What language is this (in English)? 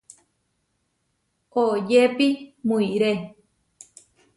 Huarijio